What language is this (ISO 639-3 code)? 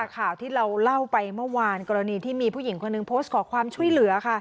tha